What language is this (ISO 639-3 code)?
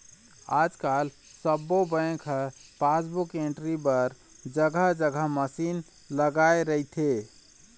hne